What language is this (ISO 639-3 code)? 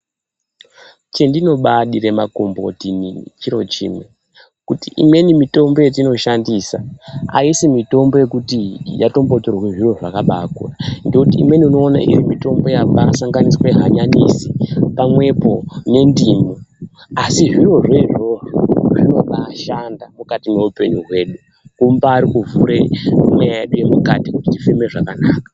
ndc